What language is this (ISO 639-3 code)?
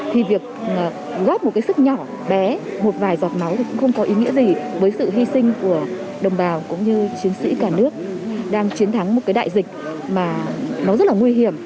vie